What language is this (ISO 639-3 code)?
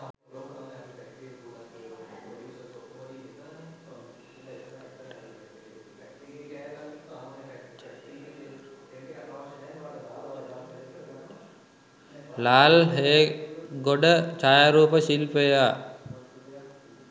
sin